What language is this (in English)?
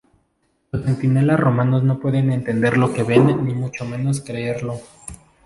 Spanish